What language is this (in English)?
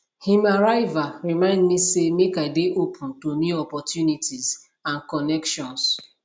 Nigerian Pidgin